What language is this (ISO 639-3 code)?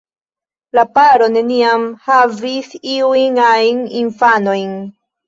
epo